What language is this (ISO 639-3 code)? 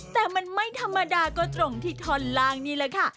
tha